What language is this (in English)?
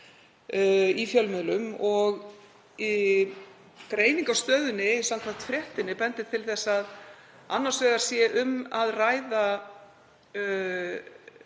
Icelandic